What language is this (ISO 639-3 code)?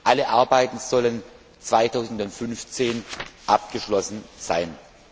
deu